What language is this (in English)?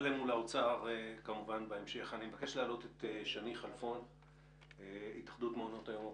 Hebrew